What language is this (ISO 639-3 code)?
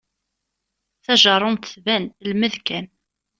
kab